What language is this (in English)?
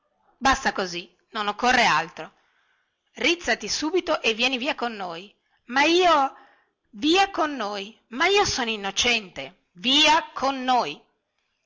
Italian